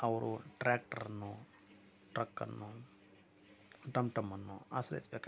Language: Kannada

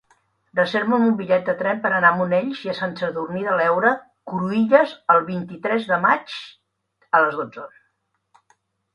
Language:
Catalan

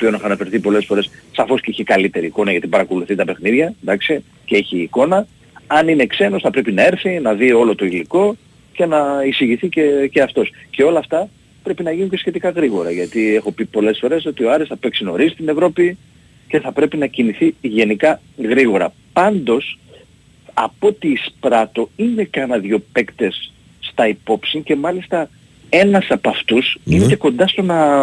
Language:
Greek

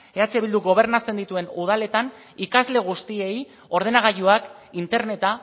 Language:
Basque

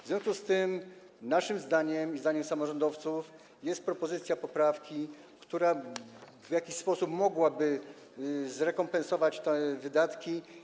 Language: Polish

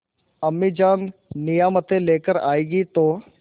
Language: Hindi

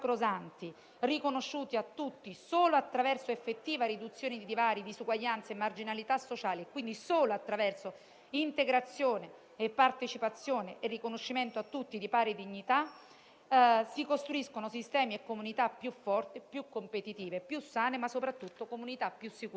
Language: Italian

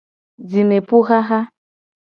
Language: Gen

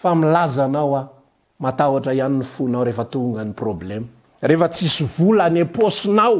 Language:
Dutch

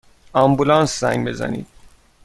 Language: Persian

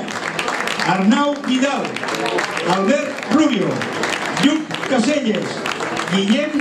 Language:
Polish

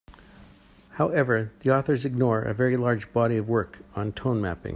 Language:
English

